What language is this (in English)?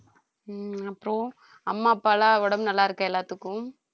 Tamil